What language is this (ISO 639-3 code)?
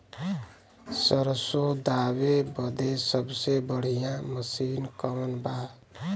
bho